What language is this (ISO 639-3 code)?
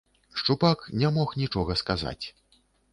bel